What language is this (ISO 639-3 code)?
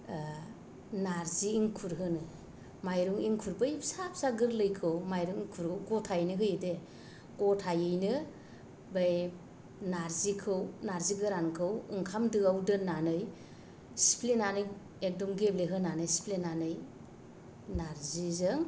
brx